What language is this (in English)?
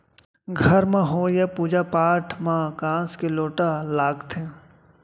Chhattisgarhi